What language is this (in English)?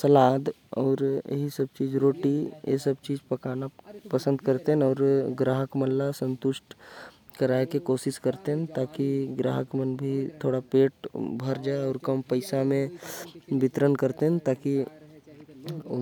Korwa